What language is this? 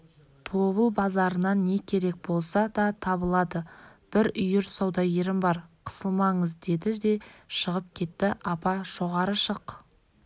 Kazakh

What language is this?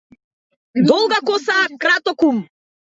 Macedonian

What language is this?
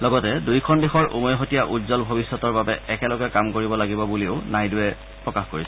Assamese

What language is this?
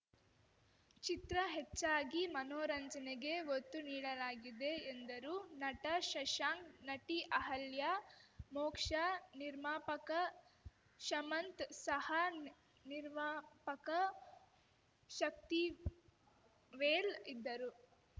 Kannada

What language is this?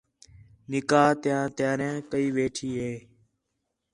Khetrani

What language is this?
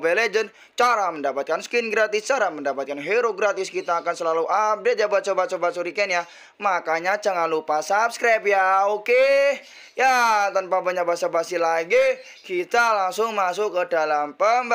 Indonesian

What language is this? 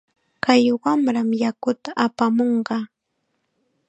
Chiquián Ancash Quechua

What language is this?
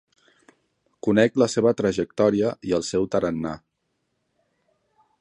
Catalan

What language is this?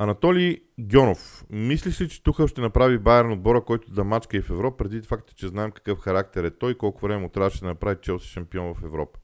Bulgarian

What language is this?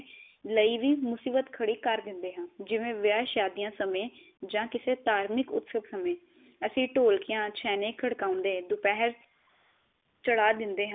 Punjabi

